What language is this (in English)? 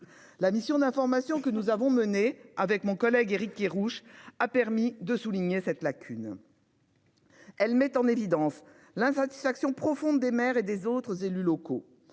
French